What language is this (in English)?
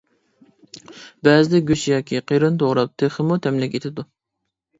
Uyghur